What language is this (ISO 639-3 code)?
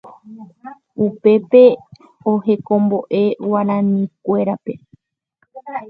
grn